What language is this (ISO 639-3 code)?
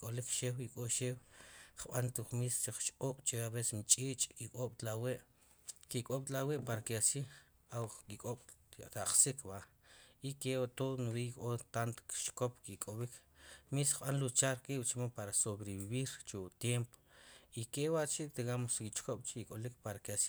qum